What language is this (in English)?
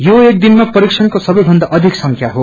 Nepali